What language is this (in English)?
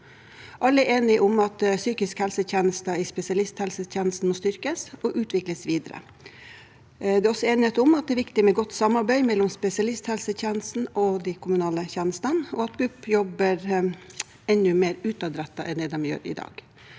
Norwegian